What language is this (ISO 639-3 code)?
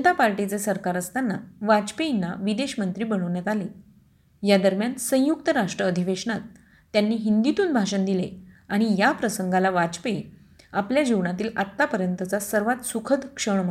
mar